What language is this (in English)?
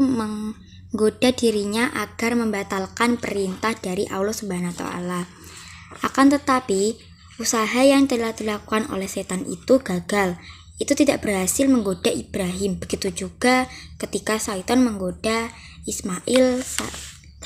Indonesian